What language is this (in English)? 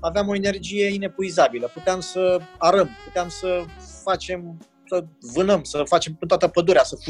Romanian